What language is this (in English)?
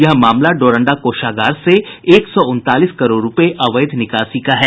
Hindi